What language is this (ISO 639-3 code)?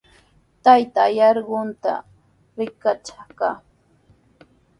qws